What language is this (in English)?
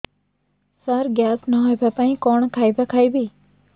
Odia